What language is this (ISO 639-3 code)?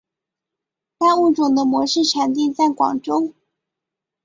zho